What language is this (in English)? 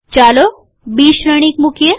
Gujarati